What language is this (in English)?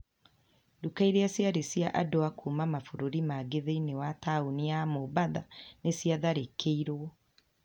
Kikuyu